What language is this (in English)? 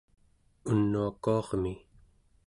Central Yupik